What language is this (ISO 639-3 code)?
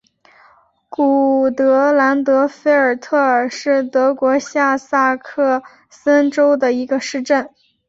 zho